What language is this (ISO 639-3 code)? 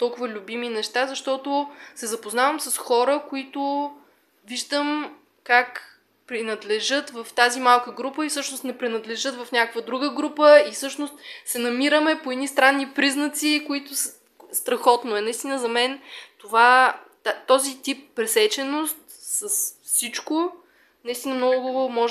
bul